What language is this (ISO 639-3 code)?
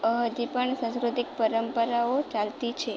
guj